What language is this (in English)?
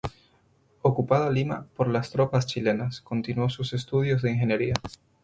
Spanish